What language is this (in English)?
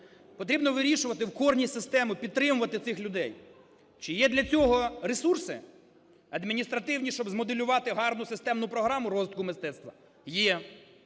Ukrainian